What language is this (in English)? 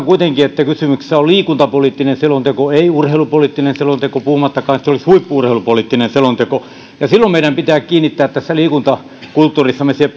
Finnish